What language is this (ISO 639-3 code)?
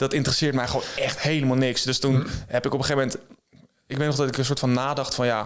nld